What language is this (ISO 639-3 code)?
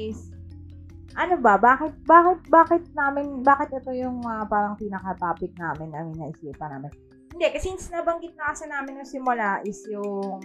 fil